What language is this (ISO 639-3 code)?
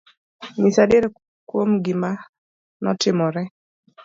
luo